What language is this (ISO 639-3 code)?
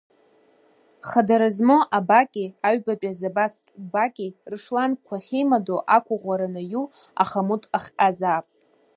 abk